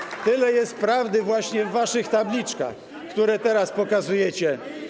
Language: Polish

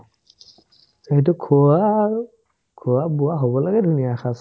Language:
Assamese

